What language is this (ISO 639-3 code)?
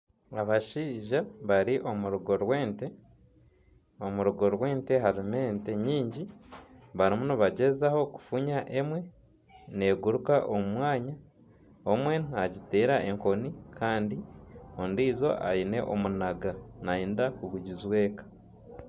nyn